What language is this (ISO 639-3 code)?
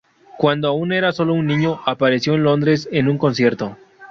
spa